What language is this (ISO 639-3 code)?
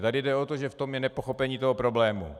ces